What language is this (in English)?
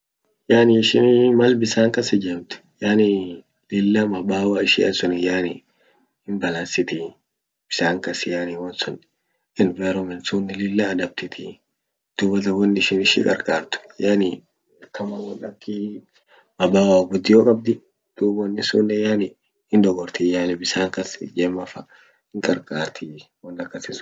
Orma